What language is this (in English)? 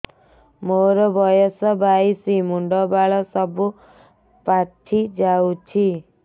Odia